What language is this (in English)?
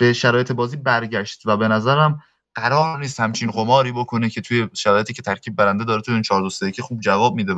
Persian